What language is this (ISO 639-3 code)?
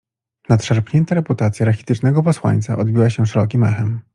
pol